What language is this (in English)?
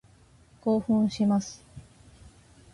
Japanese